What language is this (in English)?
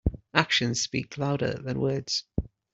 English